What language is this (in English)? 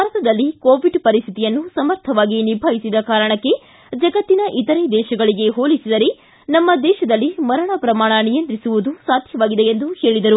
Kannada